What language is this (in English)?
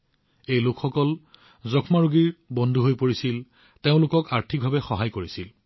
Assamese